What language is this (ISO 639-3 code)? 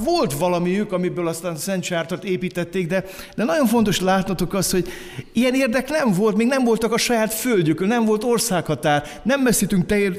hun